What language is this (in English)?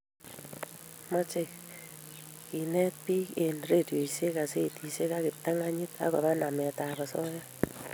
Kalenjin